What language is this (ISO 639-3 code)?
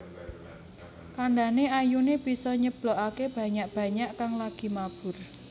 jav